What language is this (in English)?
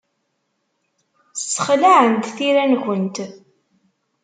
Kabyle